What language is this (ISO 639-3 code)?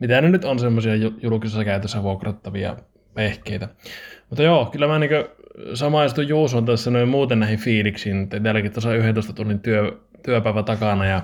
fin